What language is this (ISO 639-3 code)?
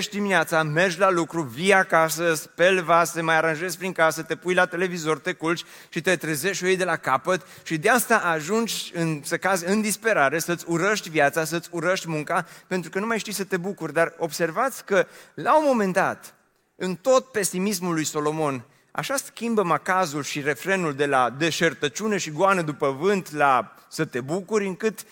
ron